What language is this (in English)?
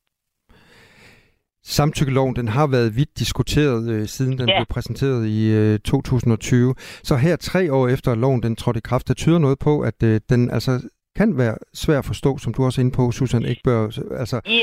Danish